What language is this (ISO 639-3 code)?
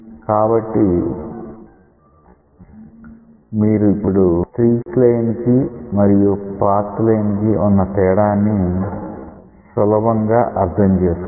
tel